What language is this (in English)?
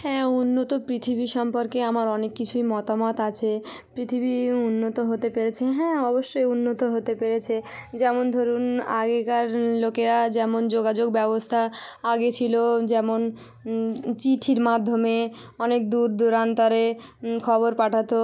Bangla